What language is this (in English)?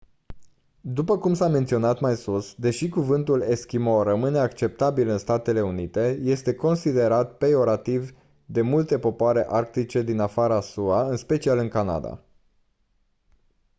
Romanian